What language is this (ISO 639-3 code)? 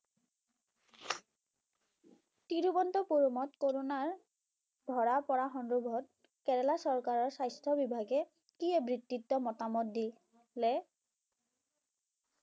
ben